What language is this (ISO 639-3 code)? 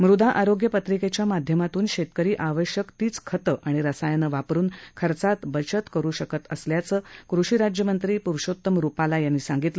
mar